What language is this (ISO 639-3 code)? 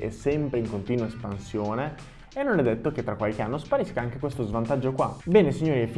ita